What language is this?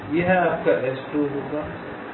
Hindi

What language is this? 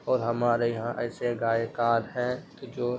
Urdu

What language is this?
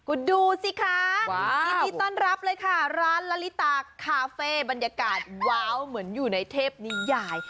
Thai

